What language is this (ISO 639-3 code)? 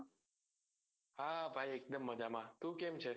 guj